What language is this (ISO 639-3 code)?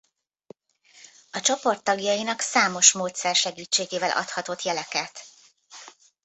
hun